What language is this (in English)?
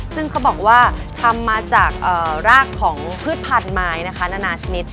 Thai